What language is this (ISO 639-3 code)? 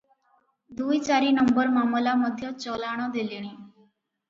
ori